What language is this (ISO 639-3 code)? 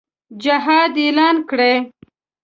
pus